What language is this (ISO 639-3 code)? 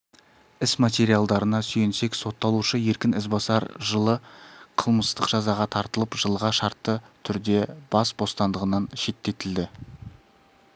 kaz